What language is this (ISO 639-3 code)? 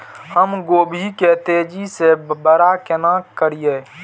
mai